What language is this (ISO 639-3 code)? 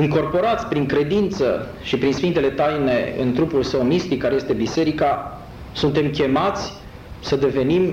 ron